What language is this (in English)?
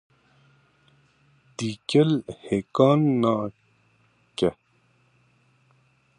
Kurdish